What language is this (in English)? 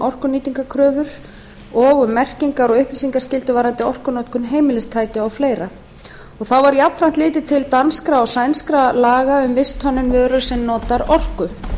Icelandic